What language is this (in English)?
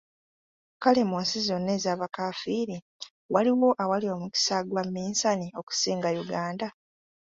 Ganda